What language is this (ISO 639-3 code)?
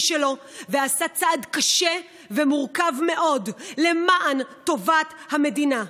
heb